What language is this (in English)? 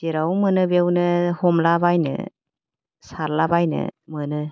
Bodo